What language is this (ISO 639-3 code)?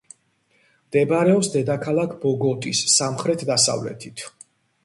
kat